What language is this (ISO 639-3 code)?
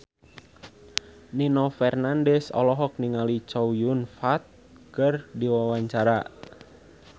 sun